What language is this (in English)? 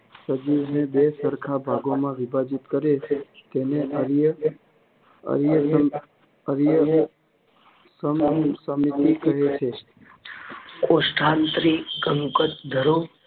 Gujarati